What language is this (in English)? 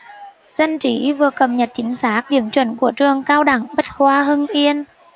Vietnamese